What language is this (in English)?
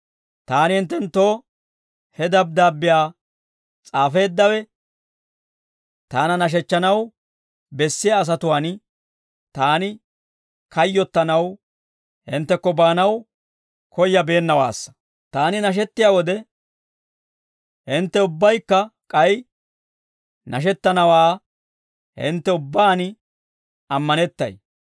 Dawro